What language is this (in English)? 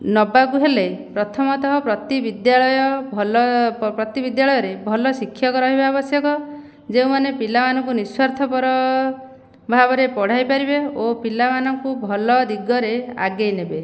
Odia